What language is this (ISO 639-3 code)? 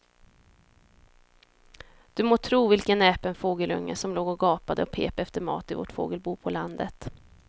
swe